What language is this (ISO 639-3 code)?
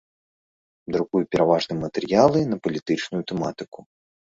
bel